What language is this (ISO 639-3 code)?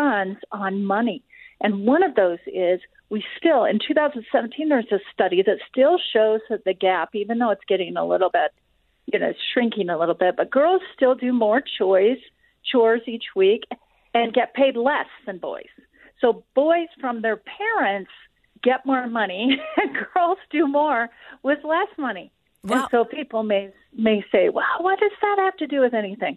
eng